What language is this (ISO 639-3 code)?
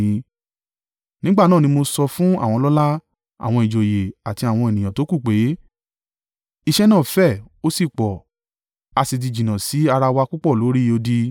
yor